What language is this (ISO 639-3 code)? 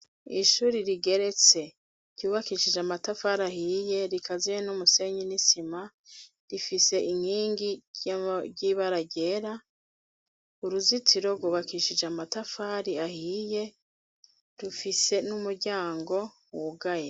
run